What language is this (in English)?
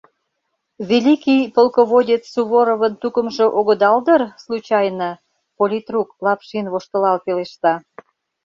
Mari